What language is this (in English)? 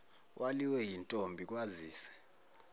Zulu